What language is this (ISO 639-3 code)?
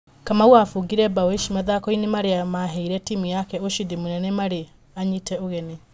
kik